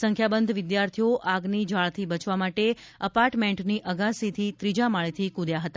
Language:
Gujarati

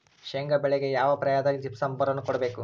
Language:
Kannada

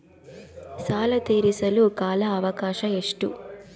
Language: Kannada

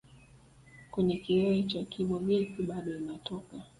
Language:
Swahili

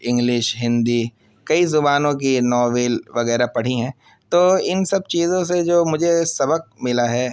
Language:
Urdu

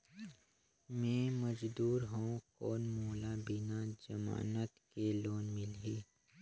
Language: Chhattisgarhi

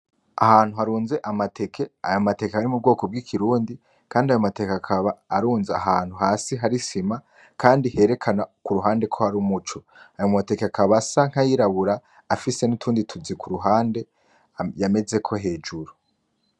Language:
Rundi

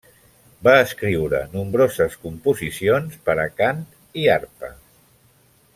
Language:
Catalan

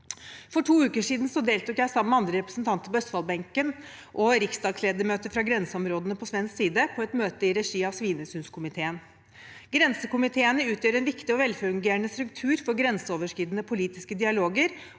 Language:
Norwegian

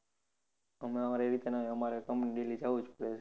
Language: Gujarati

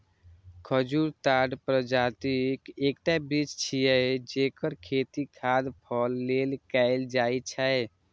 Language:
Maithili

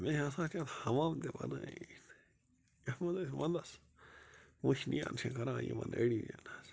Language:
Kashmiri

